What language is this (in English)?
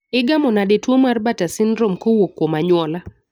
Luo (Kenya and Tanzania)